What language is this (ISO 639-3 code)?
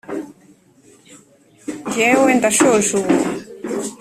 kin